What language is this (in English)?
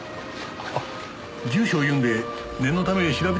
Japanese